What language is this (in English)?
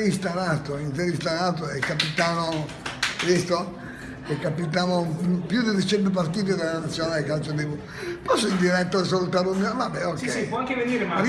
Italian